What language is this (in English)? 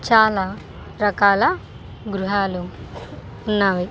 Telugu